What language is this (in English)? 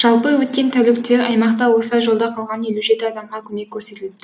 Kazakh